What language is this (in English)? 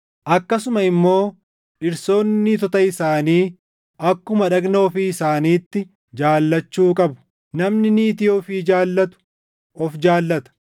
Oromo